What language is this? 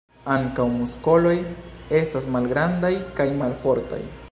Esperanto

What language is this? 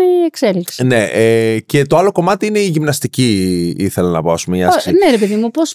Greek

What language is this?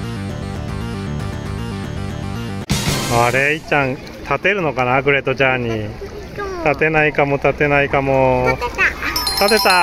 Japanese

